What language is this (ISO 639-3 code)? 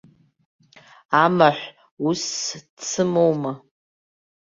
abk